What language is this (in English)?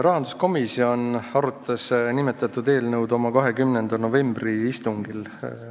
Estonian